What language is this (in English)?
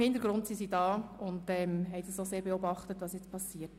Swiss German